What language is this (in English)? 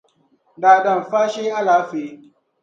Dagbani